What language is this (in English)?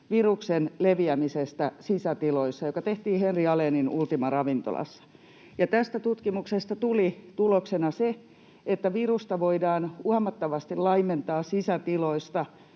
Finnish